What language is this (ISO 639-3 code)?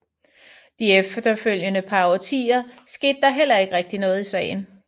dan